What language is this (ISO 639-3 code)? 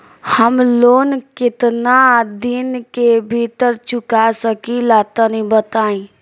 bho